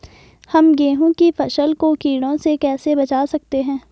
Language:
Hindi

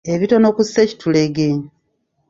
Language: Ganda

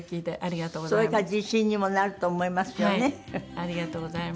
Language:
Japanese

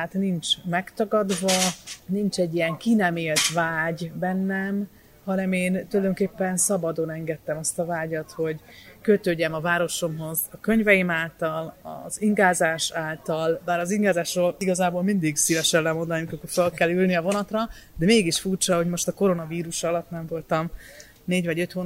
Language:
Hungarian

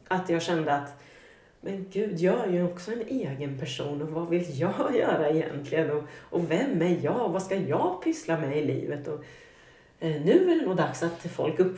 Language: Swedish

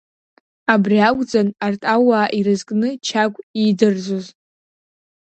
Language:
Abkhazian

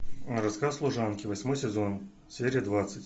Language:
Russian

